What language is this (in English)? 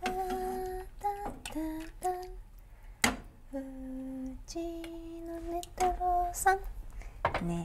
Japanese